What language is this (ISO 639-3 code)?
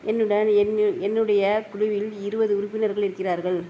tam